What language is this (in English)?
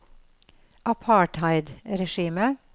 Norwegian